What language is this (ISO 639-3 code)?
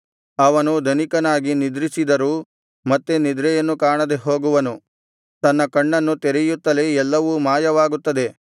kan